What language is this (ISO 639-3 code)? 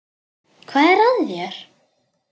isl